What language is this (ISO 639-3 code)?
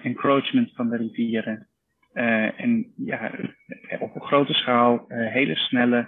nld